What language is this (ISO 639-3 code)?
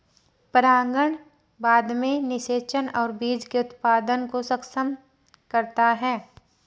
hin